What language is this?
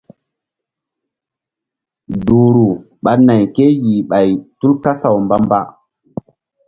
Mbum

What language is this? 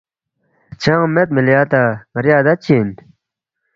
Balti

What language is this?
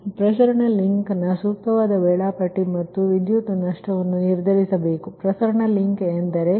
Kannada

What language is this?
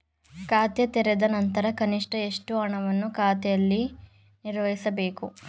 Kannada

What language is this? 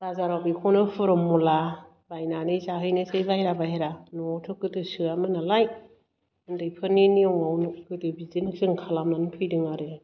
Bodo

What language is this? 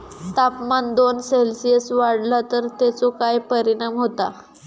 Marathi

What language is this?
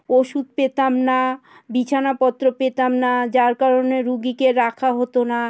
Bangla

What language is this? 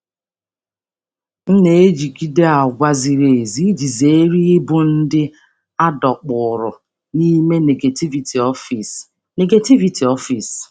Igbo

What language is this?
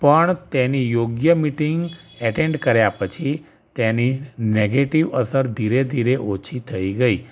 Gujarati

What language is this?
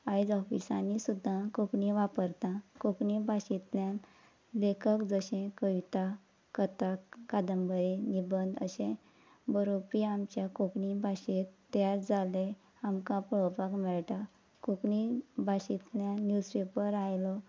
Konkani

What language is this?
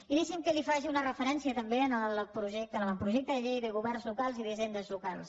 Catalan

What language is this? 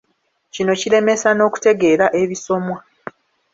Ganda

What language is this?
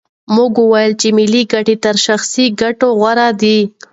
Pashto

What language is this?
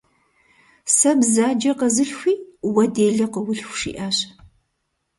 Kabardian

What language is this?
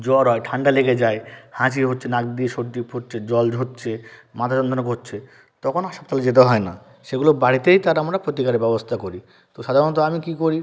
Bangla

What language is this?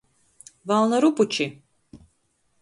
Latgalian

